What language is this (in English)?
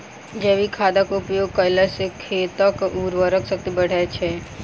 Maithili